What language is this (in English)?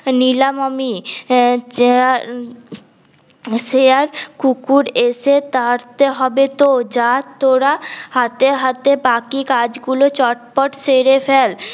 Bangla